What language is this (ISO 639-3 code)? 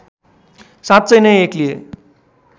nep